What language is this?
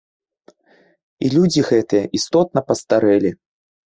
Belarusian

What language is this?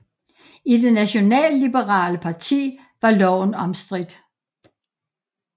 Danish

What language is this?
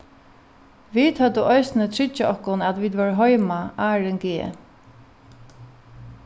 Faroese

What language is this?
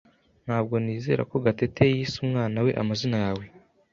Kinyarwanda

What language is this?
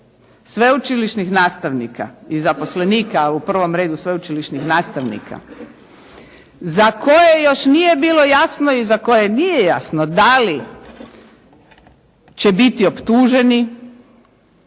Croatian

